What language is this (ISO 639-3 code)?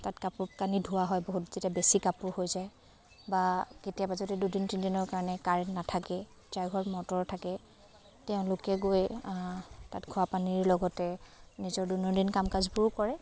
asm